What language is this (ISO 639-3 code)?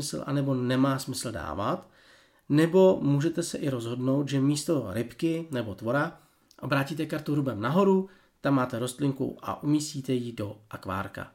ces